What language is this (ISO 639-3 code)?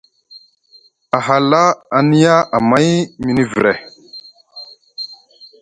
mug